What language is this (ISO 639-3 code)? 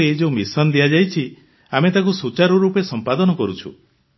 ori